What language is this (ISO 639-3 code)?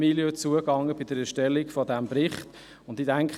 gsw